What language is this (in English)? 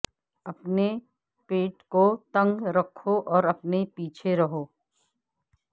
Urdu